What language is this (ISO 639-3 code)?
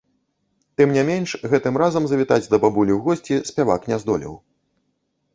bel